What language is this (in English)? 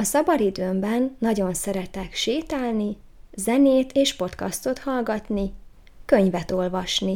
Hungarian